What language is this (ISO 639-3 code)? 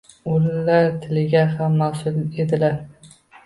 uzb